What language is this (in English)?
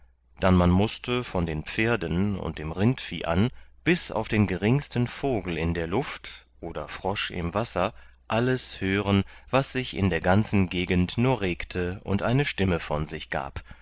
German